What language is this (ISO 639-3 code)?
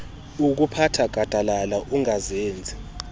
xho